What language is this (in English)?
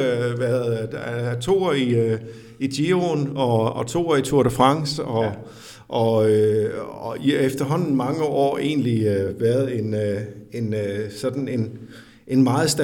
Danish